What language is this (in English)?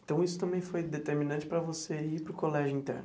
Portuguese